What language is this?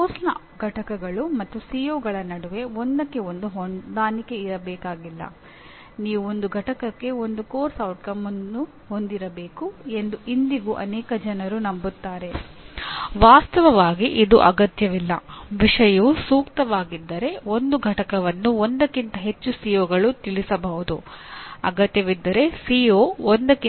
Kannada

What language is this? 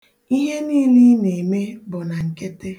Igbo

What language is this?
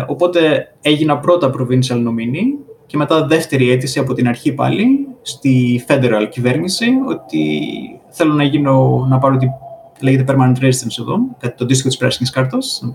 Greek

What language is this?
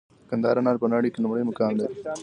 Pashto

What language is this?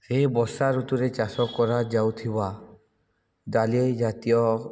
Odia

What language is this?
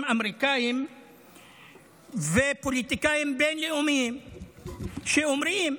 Hebrew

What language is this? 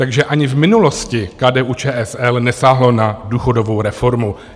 Czech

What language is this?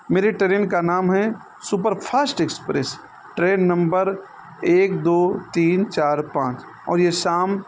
Urdu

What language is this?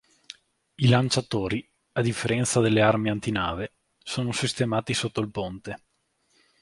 Italian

